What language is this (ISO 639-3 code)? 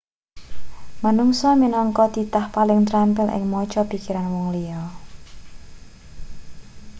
jav